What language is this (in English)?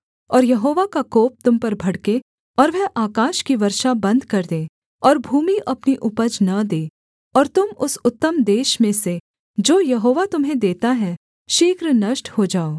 Hindi